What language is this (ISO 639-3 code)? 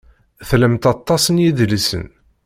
kab